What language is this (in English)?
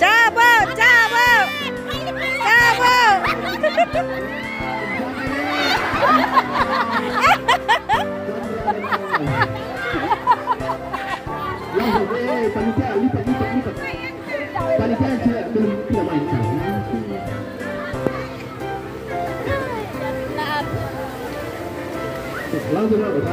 Indonesian